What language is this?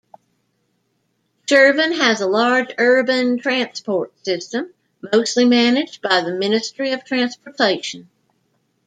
English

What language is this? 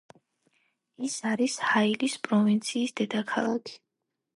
Georgian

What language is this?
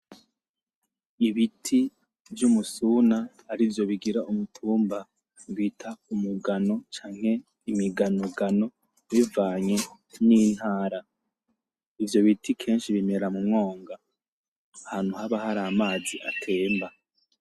Rundi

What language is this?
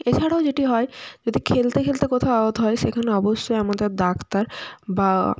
Bangla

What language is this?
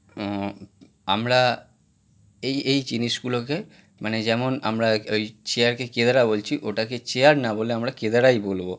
Bangla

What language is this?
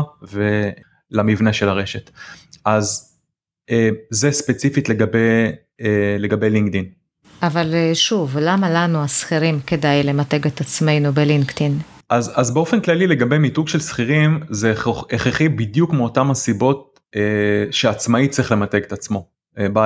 Hebrew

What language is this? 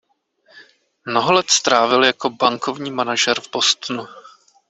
Czech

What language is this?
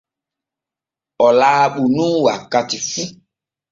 Borgu Fulfulde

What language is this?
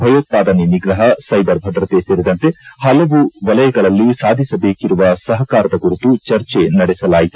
Kannada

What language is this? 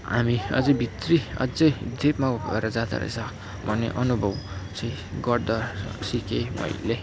Nepali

